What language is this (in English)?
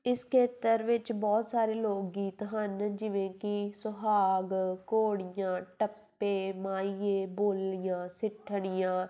Punjabi